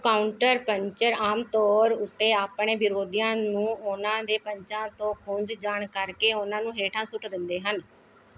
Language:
Punjabi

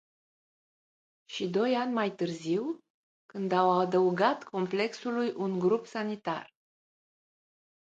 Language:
Romanian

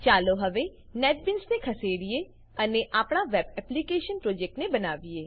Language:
Gujarati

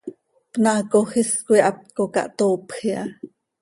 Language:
Seri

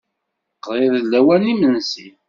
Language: Kabyle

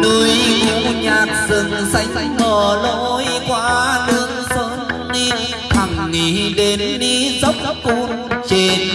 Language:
Vietnamese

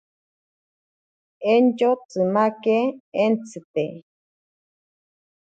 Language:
Ashéninka Perené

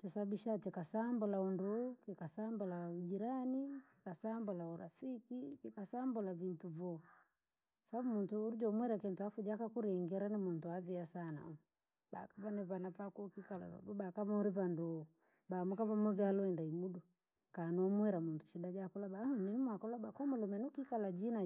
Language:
Langi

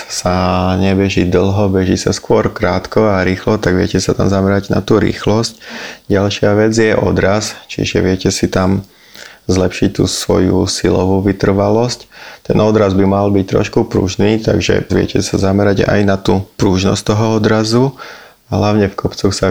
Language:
Slovak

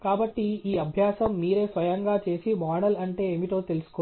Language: Telugu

